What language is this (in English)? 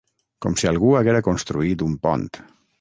Catalan